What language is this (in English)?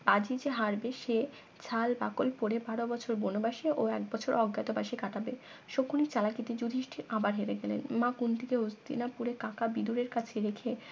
Bangla